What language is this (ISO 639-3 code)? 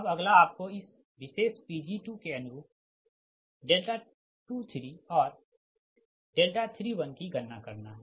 hin